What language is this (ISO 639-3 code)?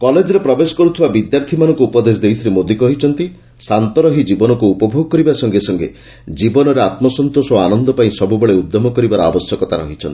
ori